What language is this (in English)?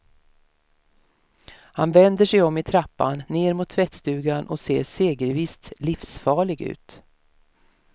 Swedish